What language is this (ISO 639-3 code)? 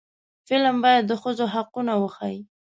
pus